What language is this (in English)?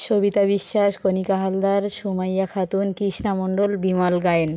Bangla